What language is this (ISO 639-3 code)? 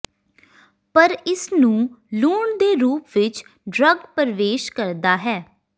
pan